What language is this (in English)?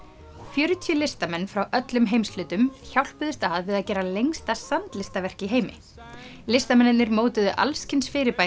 Icelandic